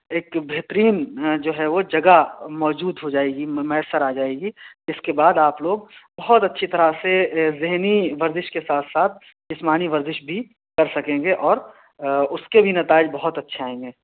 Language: Urdu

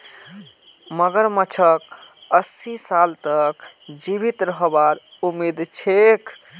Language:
Magahi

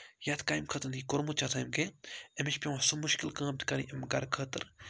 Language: Kashmiri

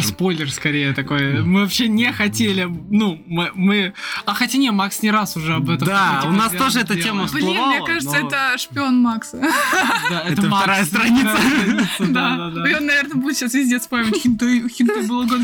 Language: Russian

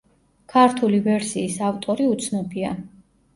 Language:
Georgian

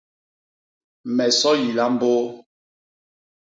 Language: Basaa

